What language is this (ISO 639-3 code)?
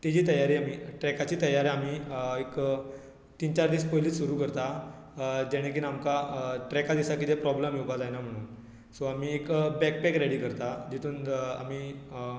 kok